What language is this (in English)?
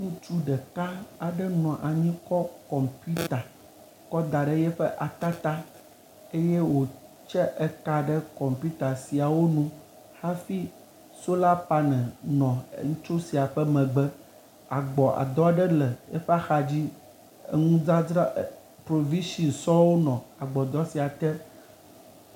Ewe